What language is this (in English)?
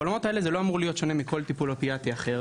Hebrew